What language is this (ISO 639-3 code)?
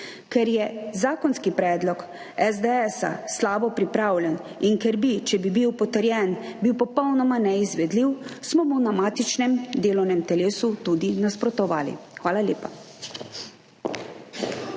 slv